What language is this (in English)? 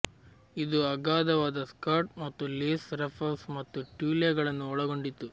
Kannada